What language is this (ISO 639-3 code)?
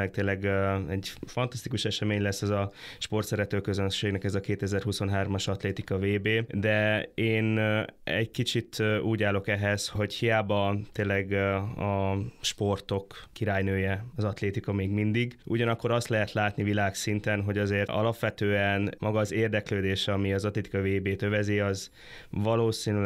hun